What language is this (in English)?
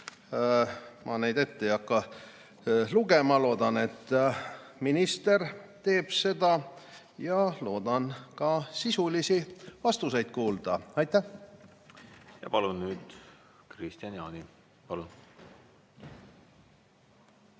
Estonian